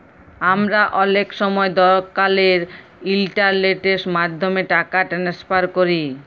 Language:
Bangla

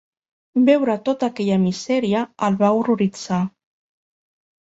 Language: Catalan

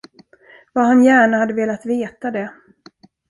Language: Swedish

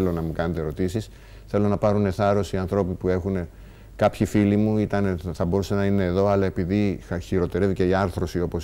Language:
Greek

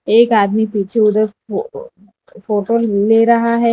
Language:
Hindi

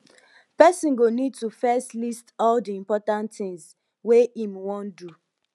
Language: Nigerian Pidgin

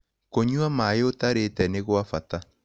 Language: Kikuyu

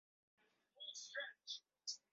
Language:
Swahili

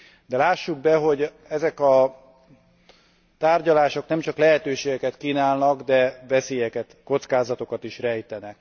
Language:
Hungarian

